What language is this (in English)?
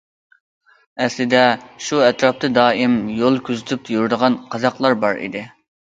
Uyghur